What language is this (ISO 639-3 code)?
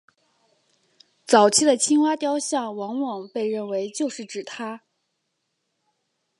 zho